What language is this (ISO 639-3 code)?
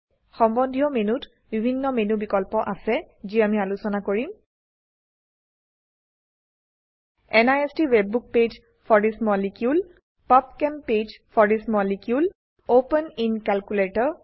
asm